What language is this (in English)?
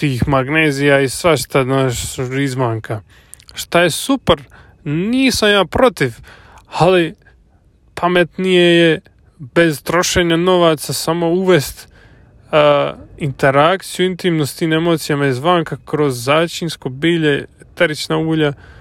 Croatian